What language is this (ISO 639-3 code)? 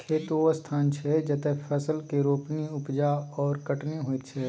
mai